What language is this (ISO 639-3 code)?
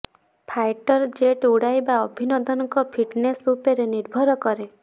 ori